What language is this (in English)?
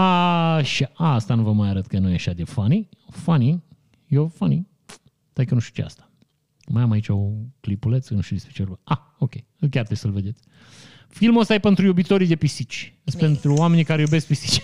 Romanian